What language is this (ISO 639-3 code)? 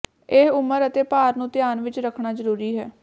pan